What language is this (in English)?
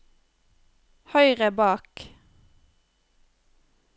Norwegian